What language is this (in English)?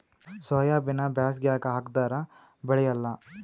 Kannada